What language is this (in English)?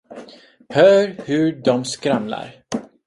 Swedish